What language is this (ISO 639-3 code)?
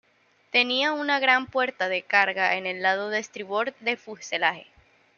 spa